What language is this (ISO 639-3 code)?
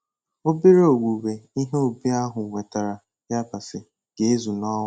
ibo